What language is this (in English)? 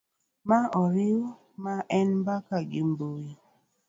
Luo (Kenya and Tanzania)